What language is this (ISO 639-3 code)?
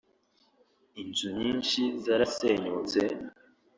kin